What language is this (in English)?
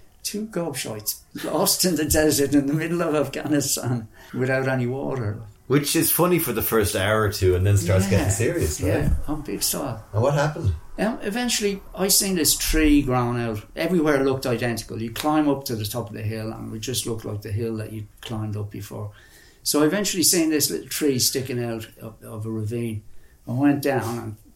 English